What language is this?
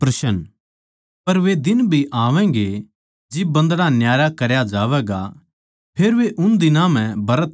Haryanvi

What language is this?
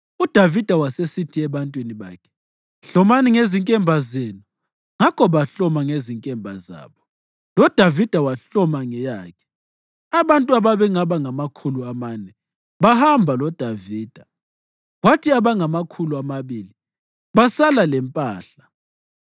North Ndebele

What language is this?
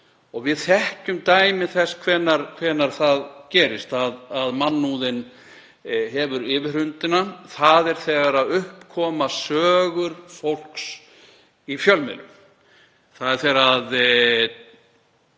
Icelandic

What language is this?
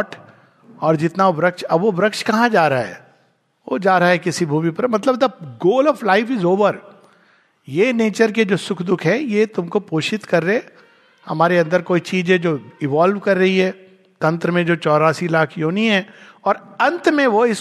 Hindi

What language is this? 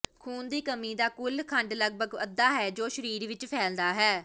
Punjabi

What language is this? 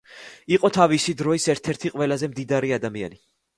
Georgian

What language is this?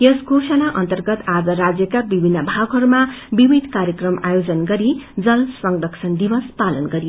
Nepali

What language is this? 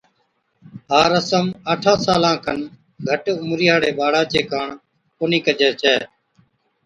Od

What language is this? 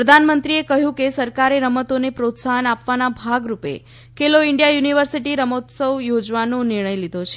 Gujarati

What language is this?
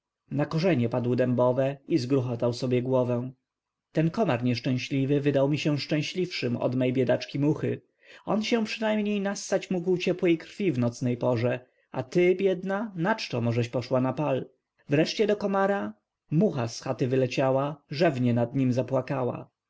Polish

